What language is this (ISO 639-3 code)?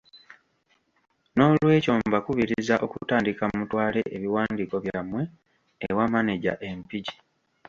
lug